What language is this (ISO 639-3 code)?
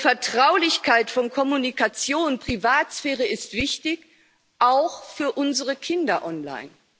deu